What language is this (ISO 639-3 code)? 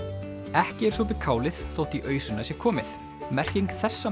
isl